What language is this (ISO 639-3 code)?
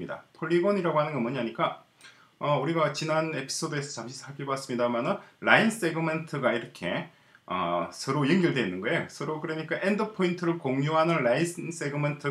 kor